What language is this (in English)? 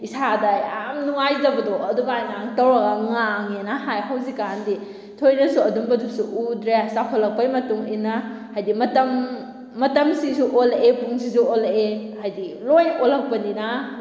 Manipuri